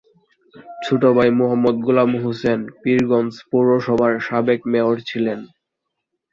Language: Bangla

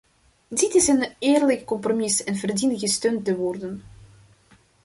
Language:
Dutch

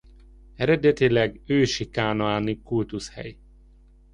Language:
Hungarian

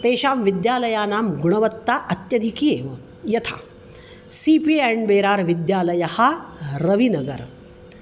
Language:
Sanskrit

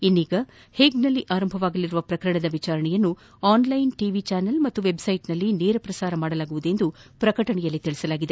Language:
Kannada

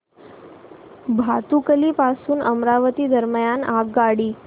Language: Marathi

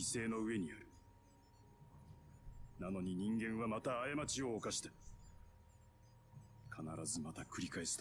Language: German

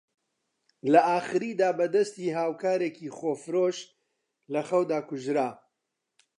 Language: Central Kurdish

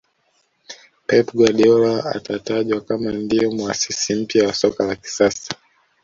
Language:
Swahili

